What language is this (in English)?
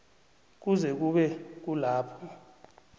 South Ndebele